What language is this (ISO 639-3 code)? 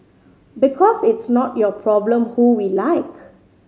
eng